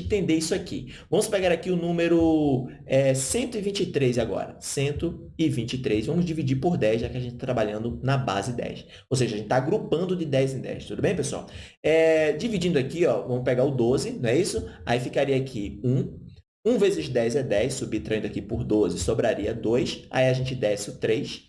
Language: Portuguese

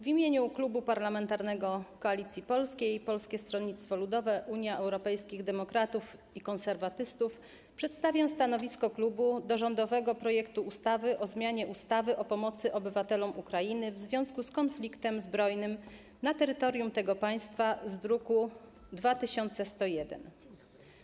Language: Polish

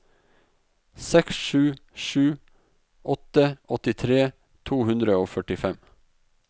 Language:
Norwegian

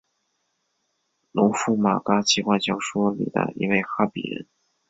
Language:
Chinese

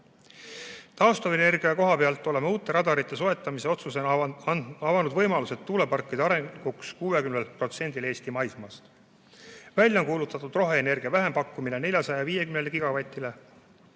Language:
Estonian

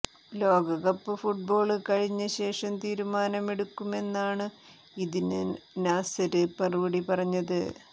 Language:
Malayalam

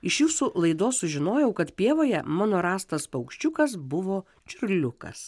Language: Lithuanian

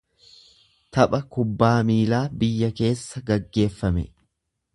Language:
Oromo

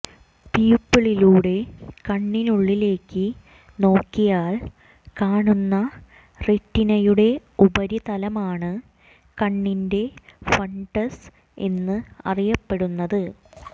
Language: Malayalam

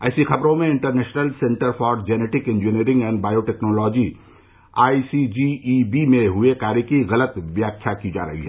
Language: Hindi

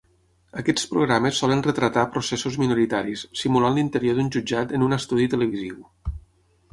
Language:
Catalan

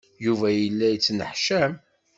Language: Kabyle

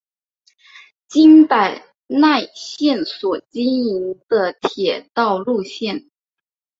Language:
Chinese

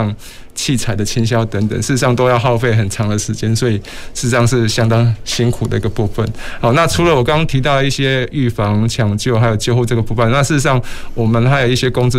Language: Chinese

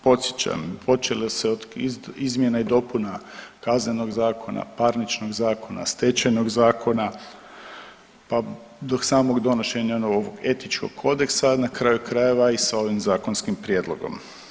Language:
Croatian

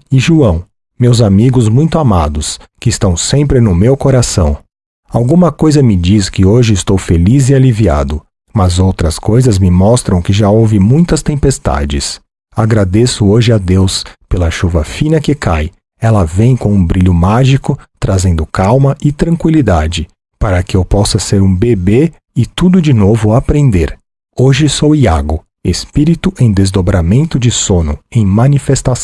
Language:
Portuguese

